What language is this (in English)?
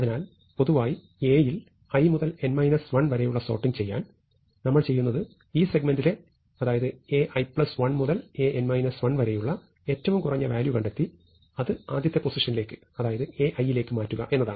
Malayalam